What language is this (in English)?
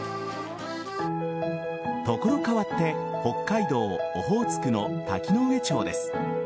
Japanese